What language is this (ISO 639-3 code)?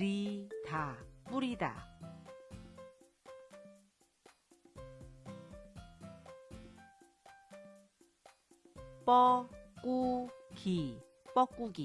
kor